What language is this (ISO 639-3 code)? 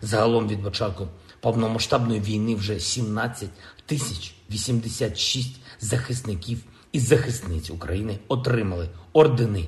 ukr